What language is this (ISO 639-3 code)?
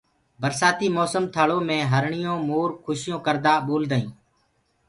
ggg